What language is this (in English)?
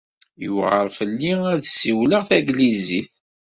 Kabyle